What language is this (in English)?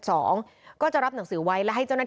Thai